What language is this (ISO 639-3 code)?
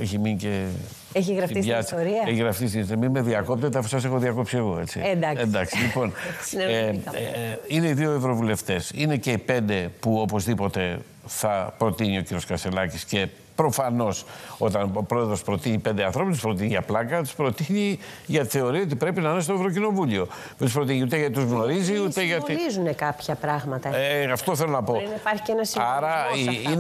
ell